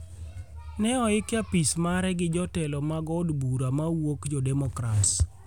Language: Luo (Kenya and Tanzania)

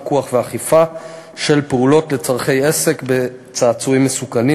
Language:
Hebrew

